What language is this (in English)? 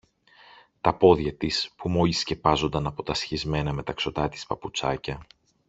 Greek